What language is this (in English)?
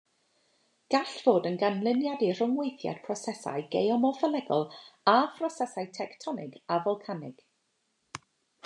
Welsh